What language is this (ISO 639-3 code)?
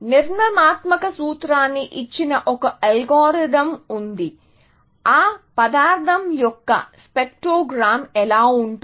tel